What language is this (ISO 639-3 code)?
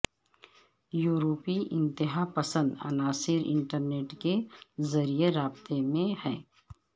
urd